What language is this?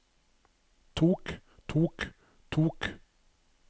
Norwegian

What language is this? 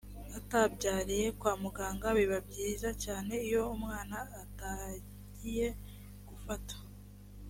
Kinyarwanda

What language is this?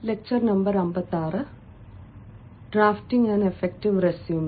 Malayalam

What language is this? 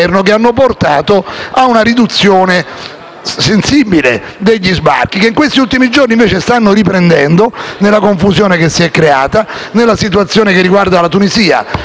Italian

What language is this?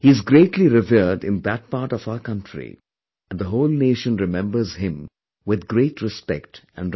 English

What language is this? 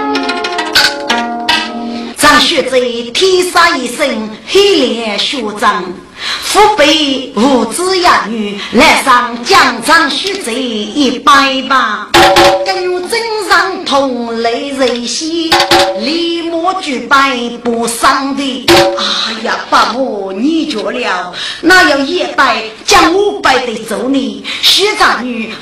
Chinese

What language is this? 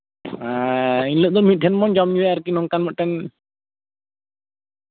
Santali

